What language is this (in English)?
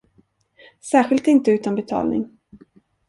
Swedish